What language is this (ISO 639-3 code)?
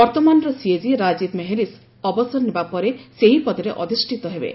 ori